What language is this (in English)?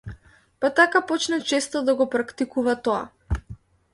Macedonian